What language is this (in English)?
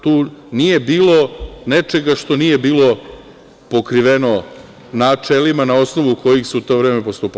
Serbian